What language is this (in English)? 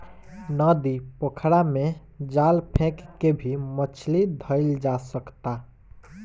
Bhojpuri